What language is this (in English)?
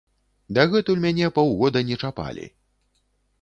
Belarusian